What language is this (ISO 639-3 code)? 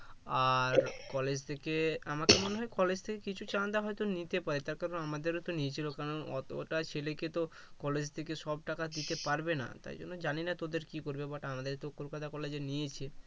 ben